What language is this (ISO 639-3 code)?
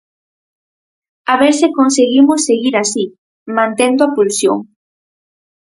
glg